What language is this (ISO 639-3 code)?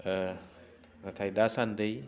brx